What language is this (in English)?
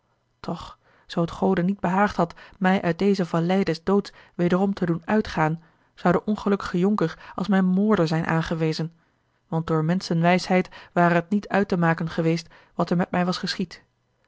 Dutch